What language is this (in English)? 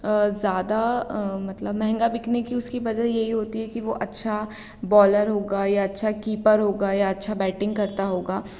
Hindi